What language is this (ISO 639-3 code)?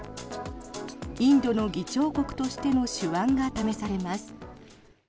jpn